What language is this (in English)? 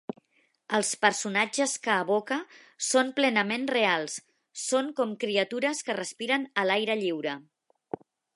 Catalan